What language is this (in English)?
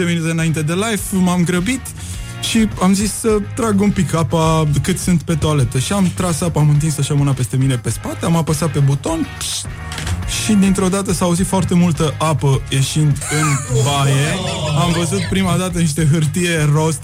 Romanian